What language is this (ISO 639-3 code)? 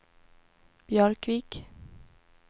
swe